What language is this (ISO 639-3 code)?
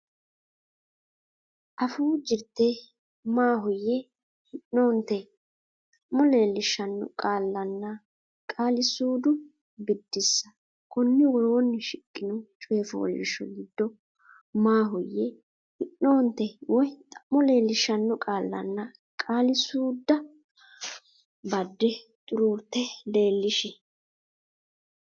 sid